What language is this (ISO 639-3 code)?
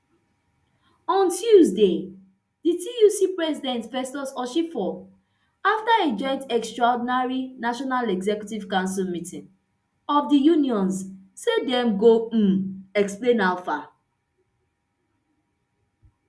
pcm